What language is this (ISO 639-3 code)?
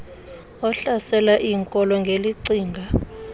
xho